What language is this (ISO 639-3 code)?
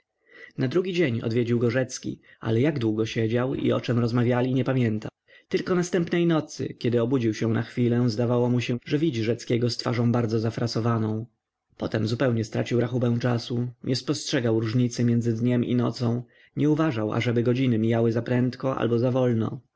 pol